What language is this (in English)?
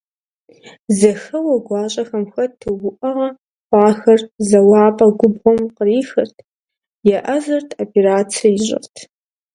Kabardian